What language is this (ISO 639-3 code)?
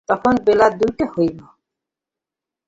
ben